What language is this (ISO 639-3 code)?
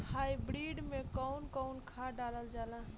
bho